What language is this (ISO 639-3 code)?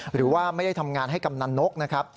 tha